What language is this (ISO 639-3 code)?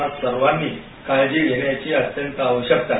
mar